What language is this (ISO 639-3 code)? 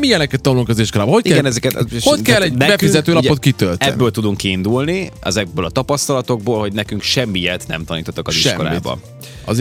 hun